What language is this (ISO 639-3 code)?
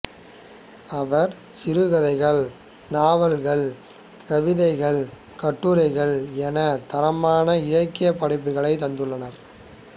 tam